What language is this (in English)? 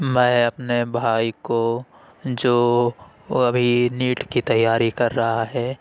Urdu